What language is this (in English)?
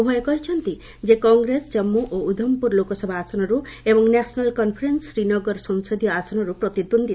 Odia